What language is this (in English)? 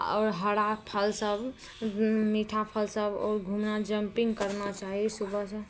Maithili